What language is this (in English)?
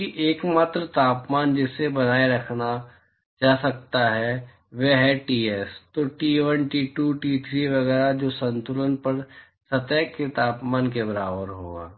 Hindi